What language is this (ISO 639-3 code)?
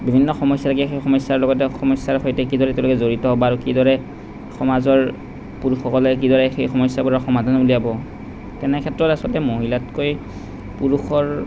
asm